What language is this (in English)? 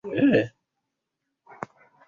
Swahili